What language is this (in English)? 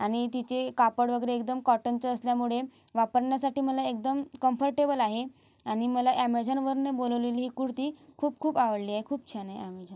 Marathi